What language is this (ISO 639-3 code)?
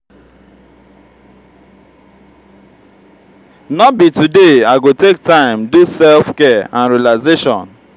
pcm